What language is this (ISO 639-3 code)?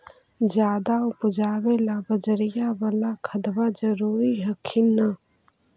mag